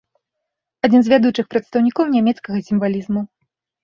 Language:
Belarusian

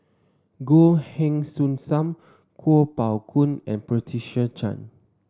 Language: English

